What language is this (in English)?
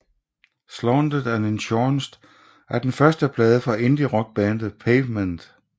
Danish